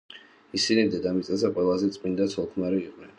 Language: Georgian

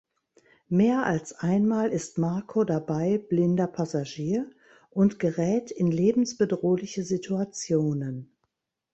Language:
German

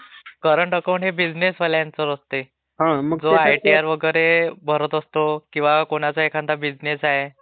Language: Marathi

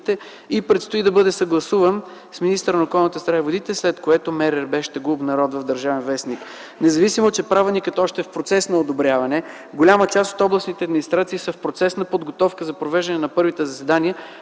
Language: Bulgarian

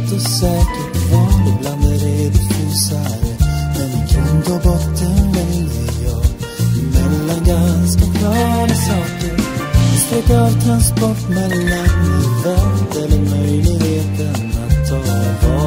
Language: Dutch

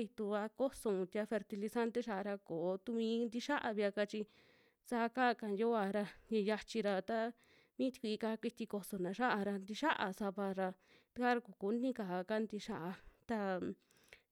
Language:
Western Juxtlahuaca Mixtec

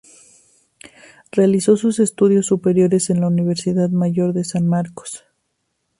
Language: Spanish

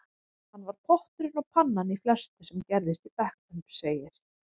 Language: Icelandic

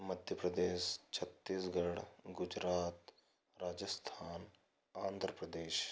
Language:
Hindi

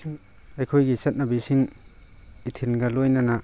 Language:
Manipuri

